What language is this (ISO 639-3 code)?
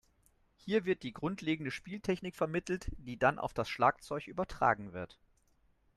deu